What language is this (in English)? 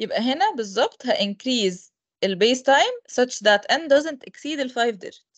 Arabic